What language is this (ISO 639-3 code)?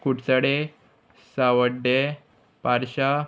kok